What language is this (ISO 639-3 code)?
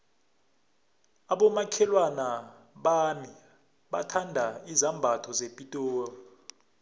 nbl